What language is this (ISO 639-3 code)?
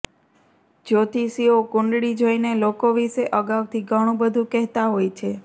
guj